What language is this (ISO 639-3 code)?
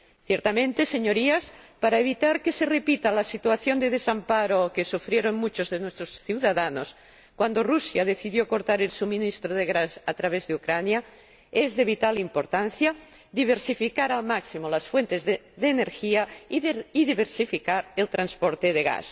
spa